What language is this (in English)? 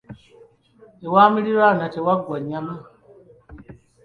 Ganda